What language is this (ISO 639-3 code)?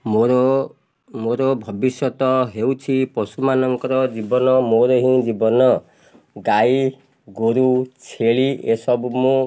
ori